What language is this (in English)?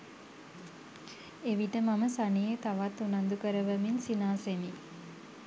Sinhala